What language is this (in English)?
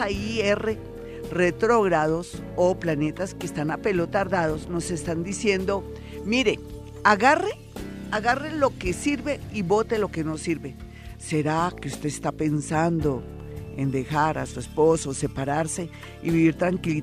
Spanish